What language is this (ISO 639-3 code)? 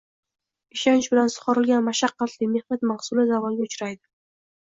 uzb